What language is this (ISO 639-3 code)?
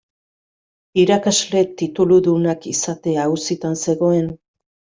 eus